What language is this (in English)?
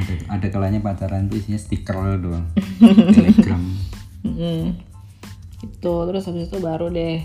Indonesian